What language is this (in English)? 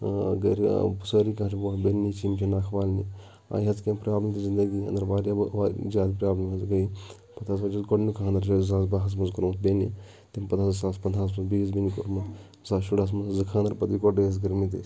Kashmiri